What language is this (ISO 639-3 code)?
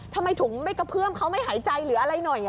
tha